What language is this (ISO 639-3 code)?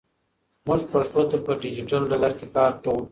pus